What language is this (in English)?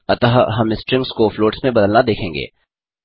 Hindi